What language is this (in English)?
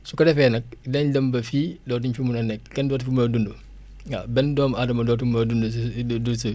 Wolof